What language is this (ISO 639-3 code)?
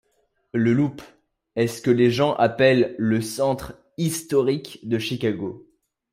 fra